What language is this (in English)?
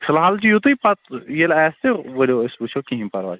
Kashmiri